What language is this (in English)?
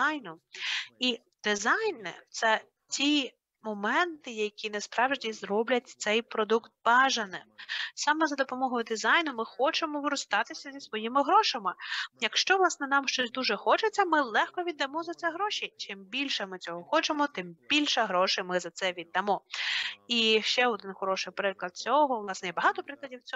Ukrainian